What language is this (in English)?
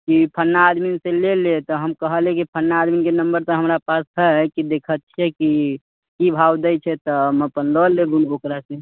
Maithili